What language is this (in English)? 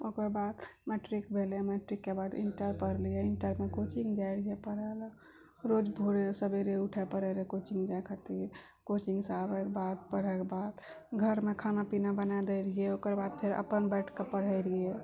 Maithili